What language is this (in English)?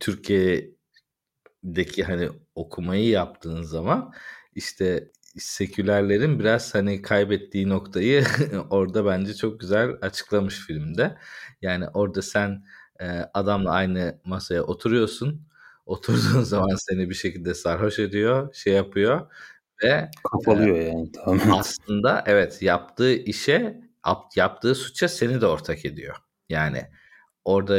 Turkish